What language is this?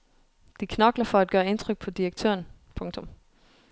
Danish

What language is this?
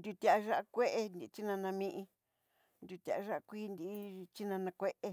Southeastern Nochixtlán Mixtec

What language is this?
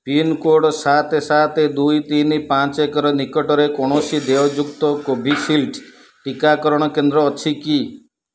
Odia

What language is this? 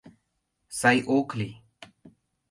Mari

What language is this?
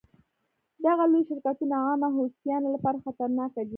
Pashto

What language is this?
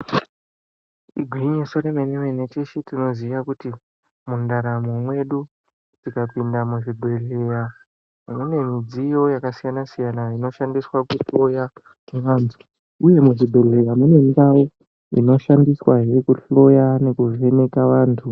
Ndau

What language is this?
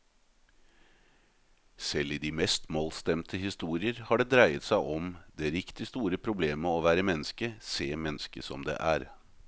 Norwegian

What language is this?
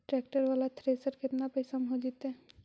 Magahi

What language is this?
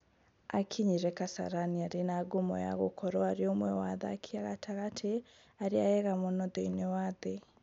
Kikuyu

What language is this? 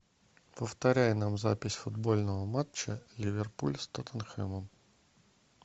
Russian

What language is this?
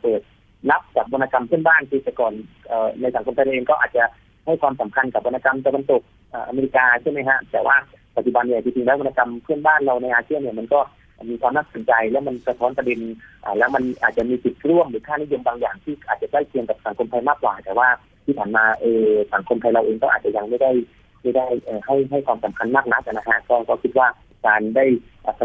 Thai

